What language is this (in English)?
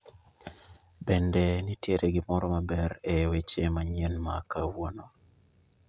Luo (Kenya and Tanzania)